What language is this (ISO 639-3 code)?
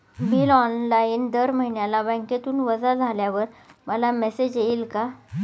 mar